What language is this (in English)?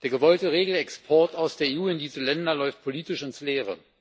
German